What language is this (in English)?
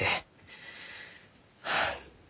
Japanese